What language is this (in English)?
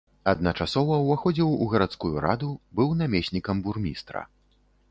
Belarusian